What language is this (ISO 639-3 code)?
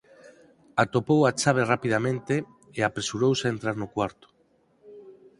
glg